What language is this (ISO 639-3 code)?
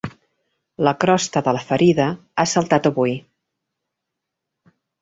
cat